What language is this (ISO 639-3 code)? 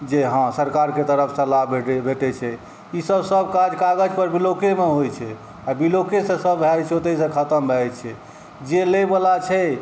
mai